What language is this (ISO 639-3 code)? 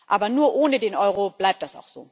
deu